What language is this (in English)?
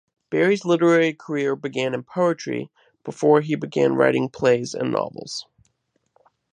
English